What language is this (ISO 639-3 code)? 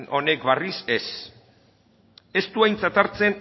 eus